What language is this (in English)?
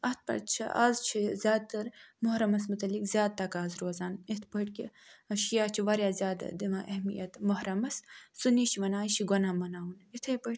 Kashmiri